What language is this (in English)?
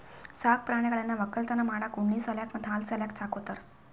Kannada